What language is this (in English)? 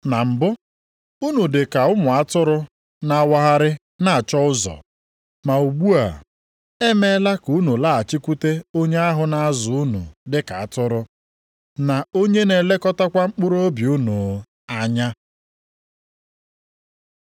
Igbo